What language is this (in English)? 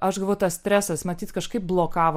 Lithuanian